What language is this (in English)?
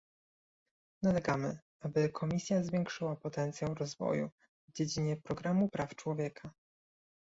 Polish